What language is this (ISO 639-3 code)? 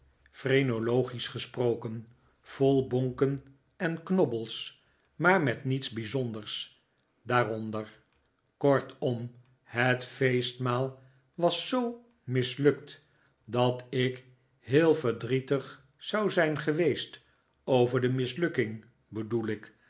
nld